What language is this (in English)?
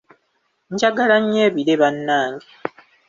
Ganda